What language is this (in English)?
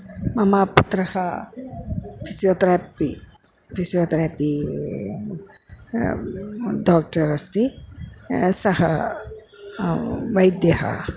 Sanskrit